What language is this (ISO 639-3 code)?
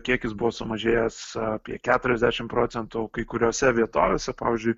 lit